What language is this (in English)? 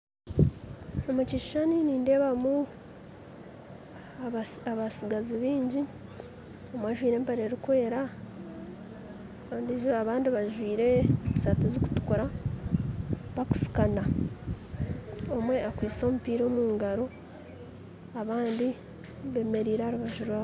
Nyankole